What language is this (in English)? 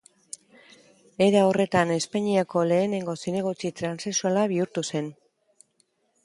Basque